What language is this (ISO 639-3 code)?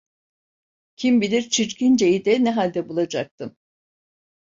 tur